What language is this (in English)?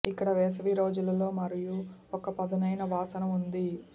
Telugu